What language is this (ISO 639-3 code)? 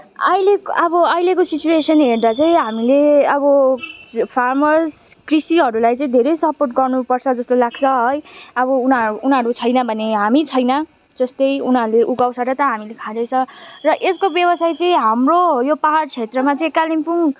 nep